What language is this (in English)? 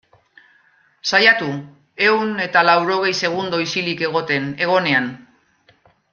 Basque